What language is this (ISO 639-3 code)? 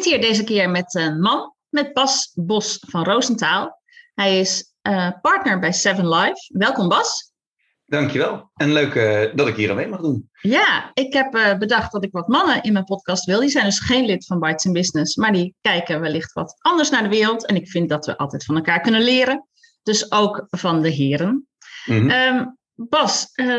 nld